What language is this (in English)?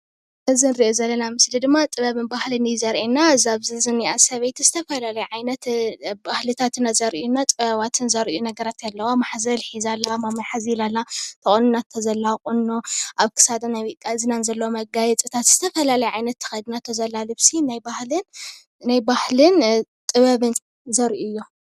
Tigrinya